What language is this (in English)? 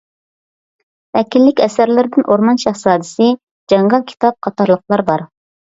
Uyghur